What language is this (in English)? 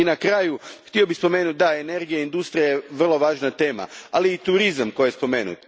Croatian